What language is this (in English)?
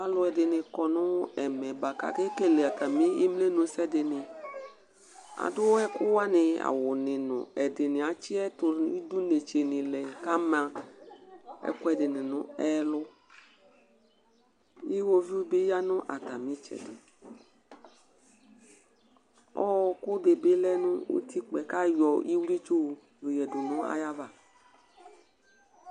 Ikposo